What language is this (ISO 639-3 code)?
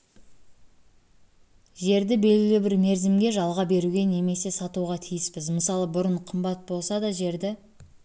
kaz